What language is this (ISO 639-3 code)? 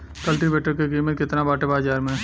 bho